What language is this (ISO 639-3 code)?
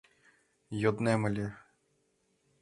chm